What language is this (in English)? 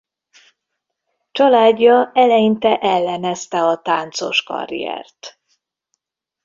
Hungarian